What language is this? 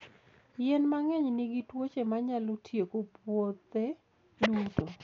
Luo (Kenya and Tanzania)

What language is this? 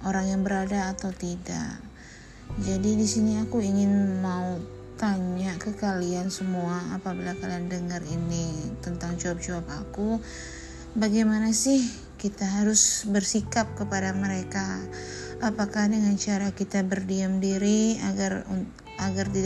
Indonesian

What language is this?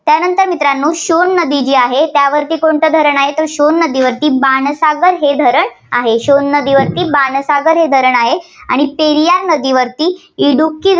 Marathi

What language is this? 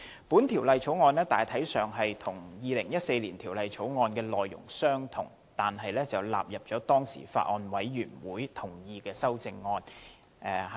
Cantonese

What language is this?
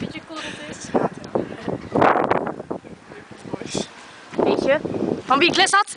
Dutch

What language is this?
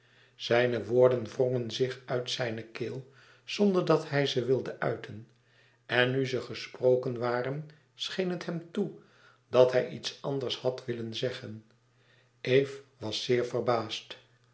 Dutch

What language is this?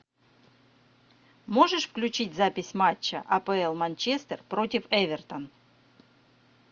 Russian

